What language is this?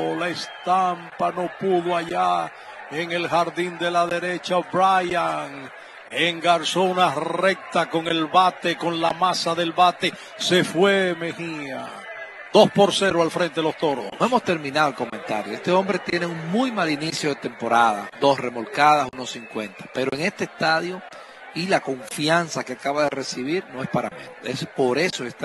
Spanish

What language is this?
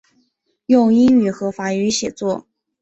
Chinese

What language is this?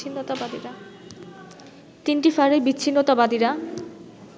Bangla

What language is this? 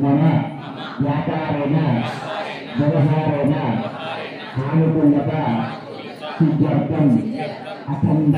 Telugu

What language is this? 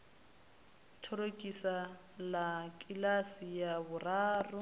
Venda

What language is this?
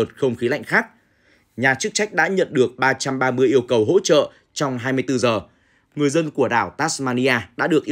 Vietnamese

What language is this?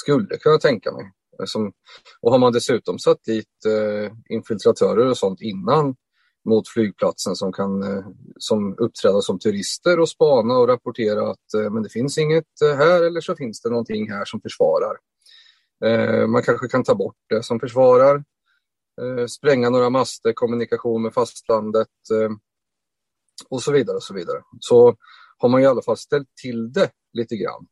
Swedish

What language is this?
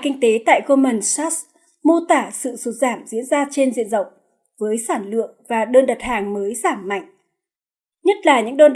Vietnamese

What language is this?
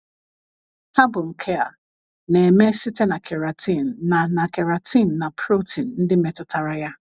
Igbo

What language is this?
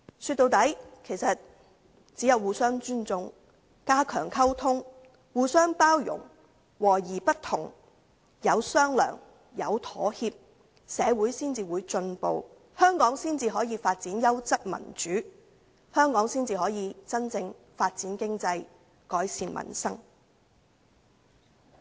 Cantonese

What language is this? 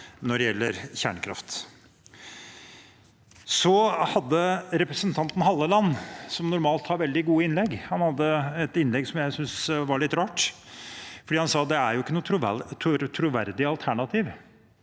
Norwegian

